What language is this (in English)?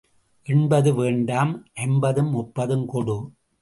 Tamil